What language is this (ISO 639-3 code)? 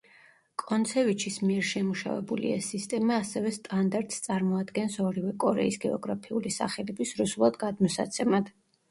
kat